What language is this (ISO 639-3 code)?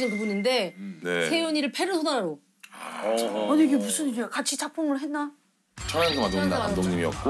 kor